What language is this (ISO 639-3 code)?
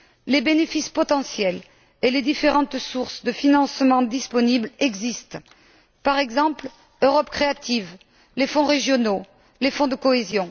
fra